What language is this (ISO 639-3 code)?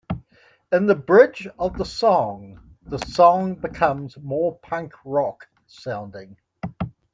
eng